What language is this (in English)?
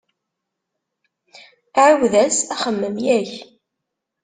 Kabyle